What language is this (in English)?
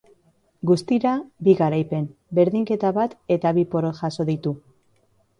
Basque